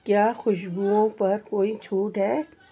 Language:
Urdu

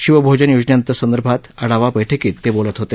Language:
Marathi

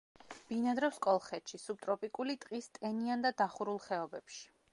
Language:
Georgian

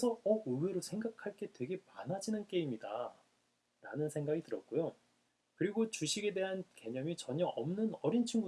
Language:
Korean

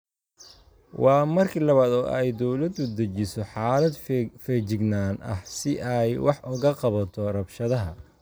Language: Somali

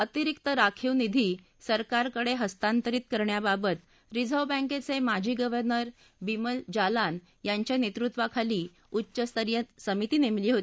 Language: Marathi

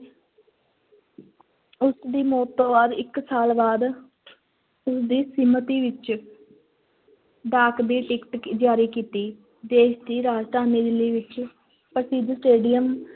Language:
Punjabi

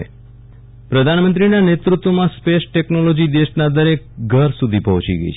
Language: Gujarati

